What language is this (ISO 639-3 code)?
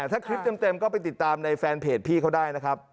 tha